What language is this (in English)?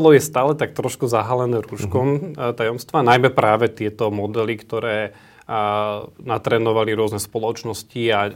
Slovak